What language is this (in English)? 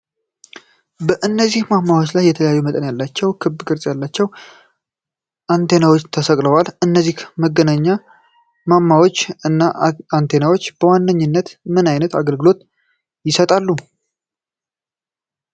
Amharic